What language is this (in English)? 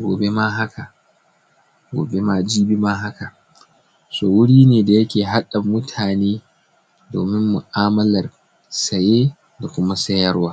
Hausa